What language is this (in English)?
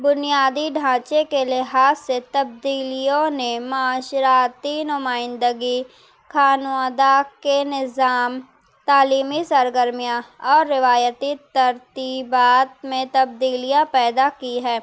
Urdu